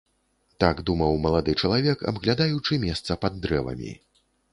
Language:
Belarusian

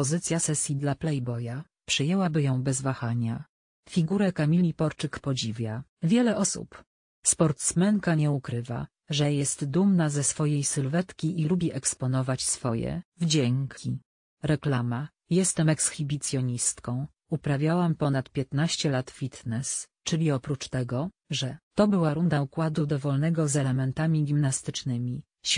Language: Polish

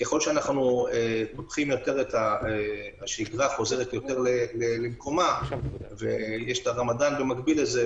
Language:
Hebrew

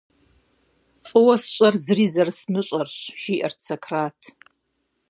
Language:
Kabardian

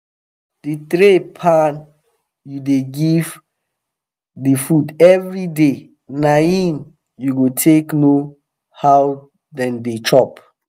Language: Nigerian Pidgin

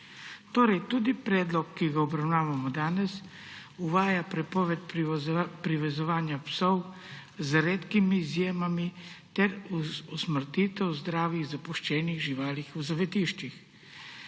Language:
Slovenian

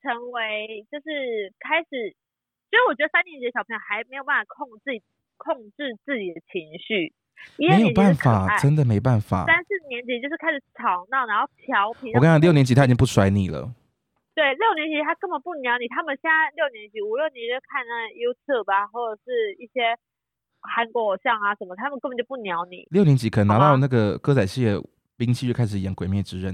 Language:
Chinese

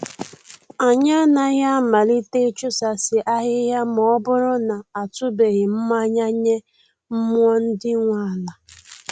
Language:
Igbo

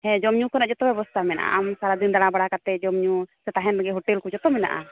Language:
Santali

